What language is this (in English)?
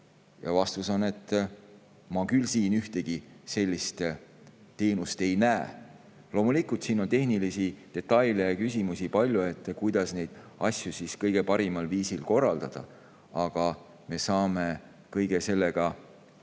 Estonian